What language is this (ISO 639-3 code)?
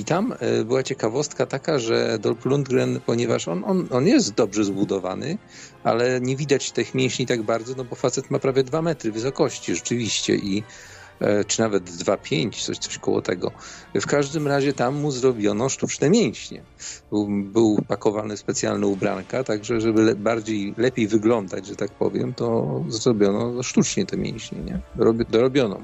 pol